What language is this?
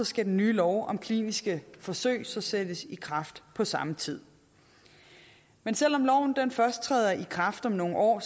Danish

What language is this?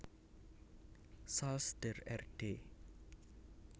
Javanese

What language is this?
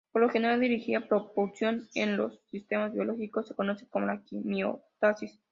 Spanish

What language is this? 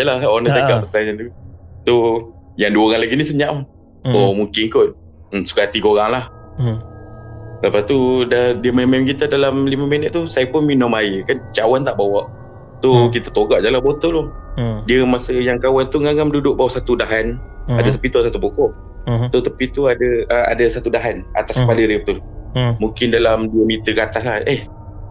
Malay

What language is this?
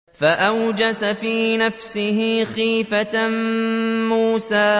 Arabic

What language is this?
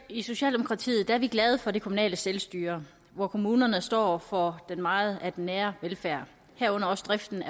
Danish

